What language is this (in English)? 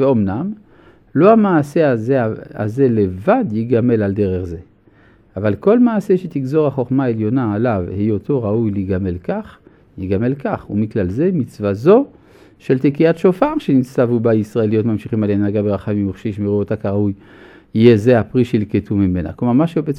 Hebrew